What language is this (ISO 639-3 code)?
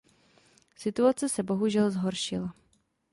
ces